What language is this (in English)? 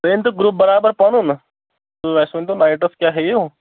Kashmiri